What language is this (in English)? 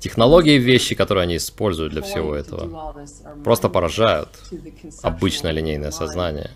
Russian